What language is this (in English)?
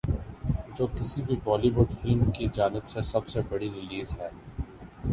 Urdu